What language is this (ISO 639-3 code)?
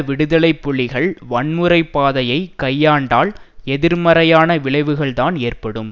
tam